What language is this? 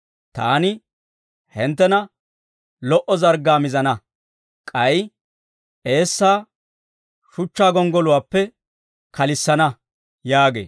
Dawro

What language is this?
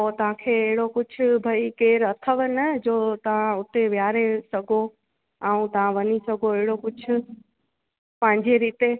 Sindhi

